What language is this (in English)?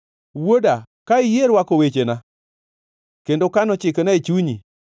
Luo (Kenya and Tanzania)